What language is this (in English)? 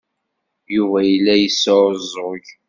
Kabyle